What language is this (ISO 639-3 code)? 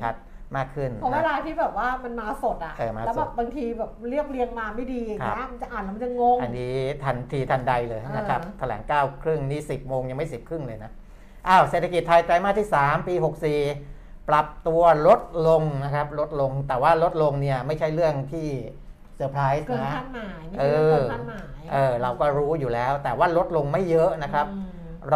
tha